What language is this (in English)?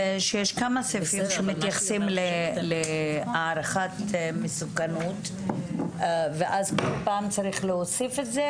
Hebrew